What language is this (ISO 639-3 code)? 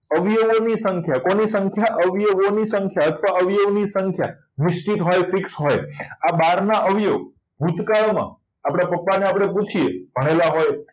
guj